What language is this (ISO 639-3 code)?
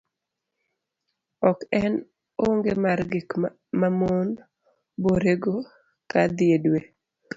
luo